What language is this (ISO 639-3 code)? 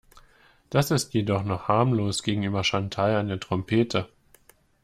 deu